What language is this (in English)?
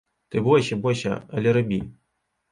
Belarusian